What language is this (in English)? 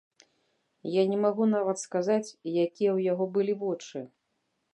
Belarusian